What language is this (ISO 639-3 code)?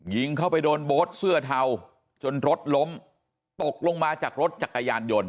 tha